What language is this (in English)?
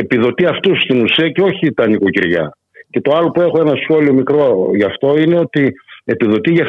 Greek